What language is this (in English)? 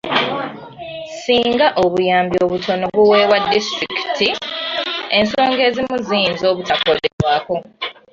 Ganda